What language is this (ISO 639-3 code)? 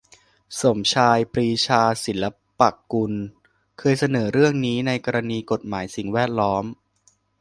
tha